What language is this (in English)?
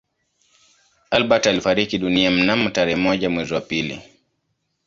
Swahili